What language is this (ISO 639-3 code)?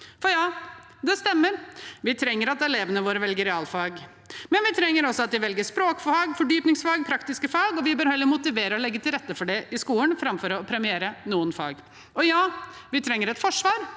nor